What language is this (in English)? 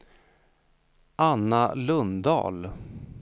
Swedish